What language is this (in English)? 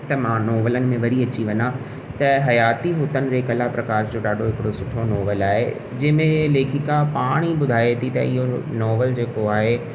Sindhi